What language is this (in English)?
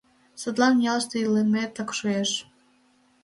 Mari